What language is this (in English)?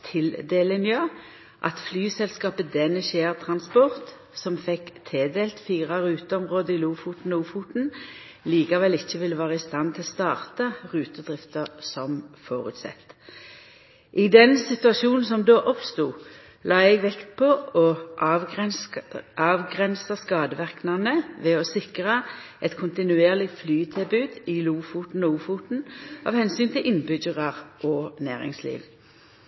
Norwegian Nynorsk